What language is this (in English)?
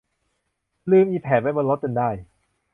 Thai